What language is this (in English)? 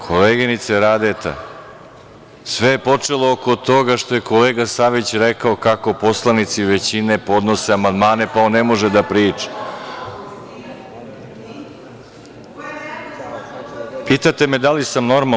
Serbian